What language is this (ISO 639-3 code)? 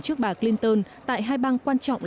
vie